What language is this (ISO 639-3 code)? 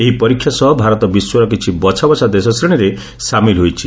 ori